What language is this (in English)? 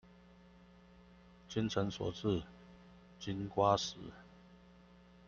Chinese